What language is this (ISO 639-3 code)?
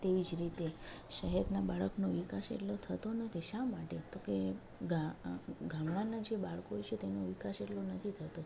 guj